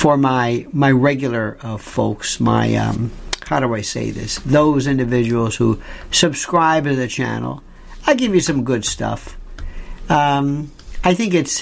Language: English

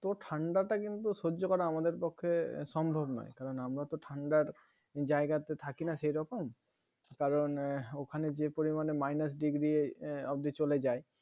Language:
Bangla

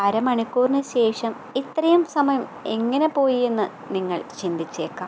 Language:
Malayalam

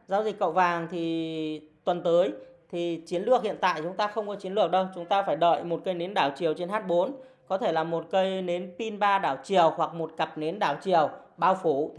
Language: Vietnamese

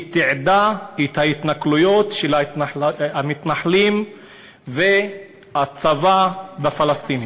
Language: Hebrew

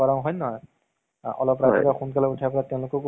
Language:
Assamese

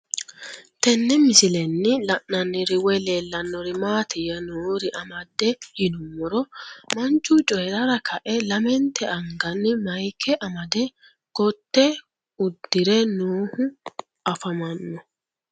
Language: Sidamo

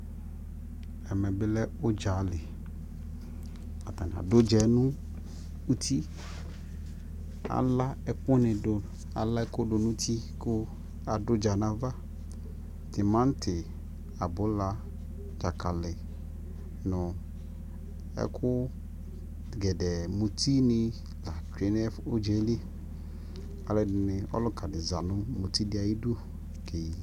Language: Ikposo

